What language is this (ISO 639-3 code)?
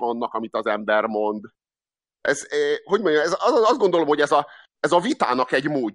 hun